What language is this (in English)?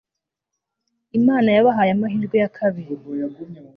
Kinyarwanda